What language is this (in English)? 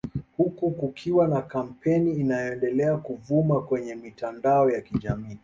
Swahili